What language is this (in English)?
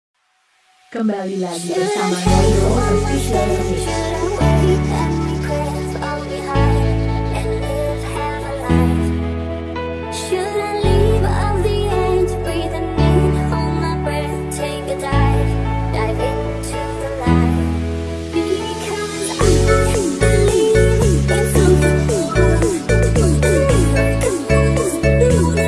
Indonesian